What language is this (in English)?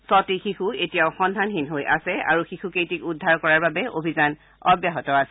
Assamese